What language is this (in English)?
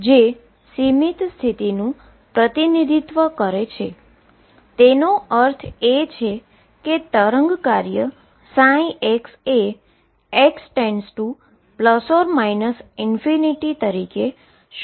Gujarati